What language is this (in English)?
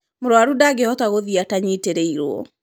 Kikuyu